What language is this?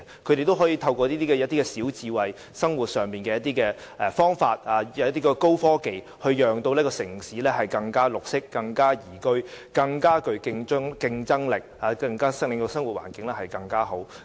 Cantonese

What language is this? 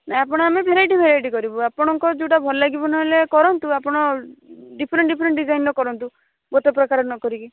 Odia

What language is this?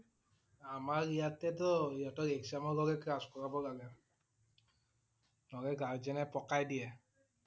Assamese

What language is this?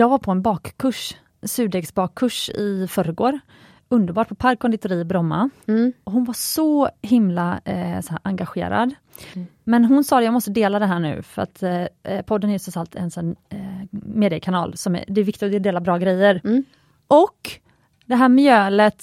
Swedish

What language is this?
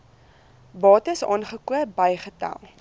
Afrikaans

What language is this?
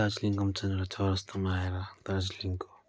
Nepali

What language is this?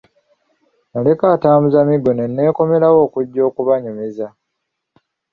Ganda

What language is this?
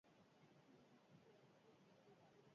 Basque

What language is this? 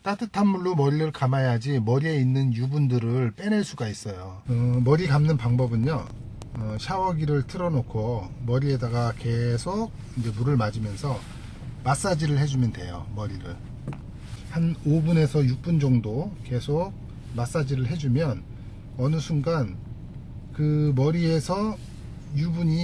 Korean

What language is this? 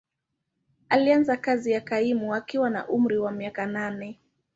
Swahili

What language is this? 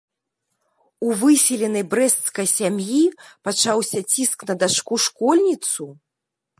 Belarusian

